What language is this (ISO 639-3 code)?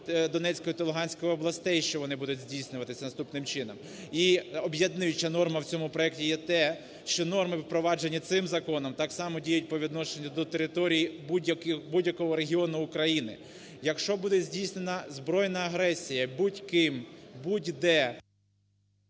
ukr